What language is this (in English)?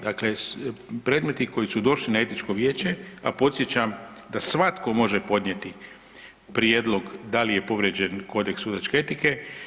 Croatian